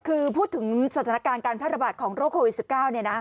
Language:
Thai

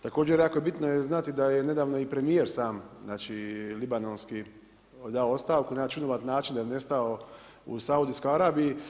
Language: Croatian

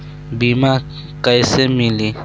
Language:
Bhojpuri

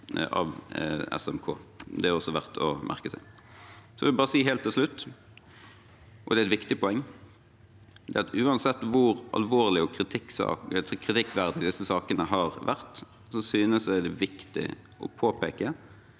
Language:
Norwegian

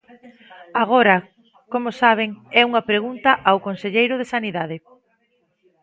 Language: Galician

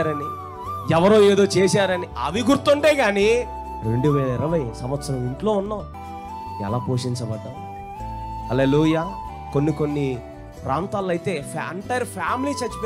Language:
Korean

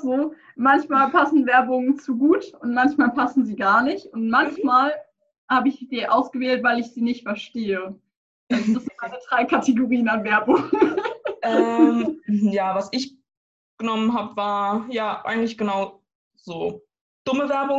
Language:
German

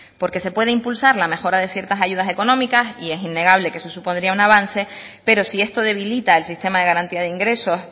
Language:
Spanish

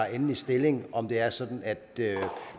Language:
Danish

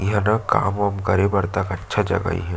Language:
Chhattisgarhi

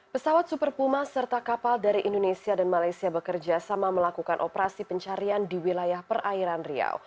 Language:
Indonesian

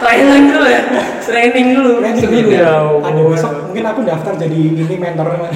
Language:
Indonesian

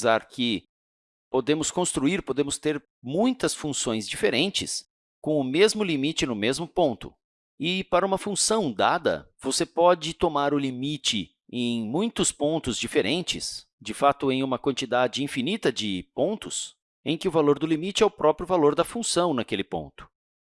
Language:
Portuguese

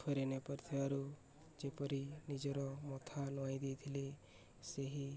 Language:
Odia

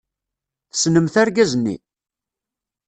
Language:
Kabyle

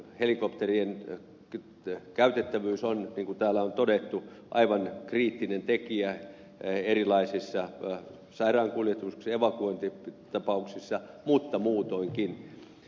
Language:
Finnish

